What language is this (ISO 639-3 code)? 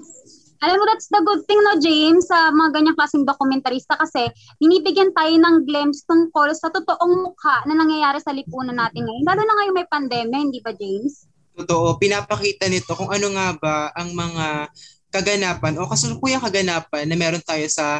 fil